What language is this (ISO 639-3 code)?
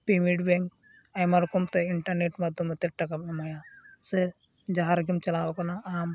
sat